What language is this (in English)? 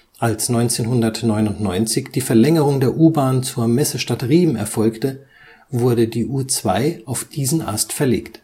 German